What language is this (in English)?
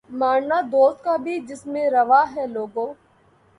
Urdu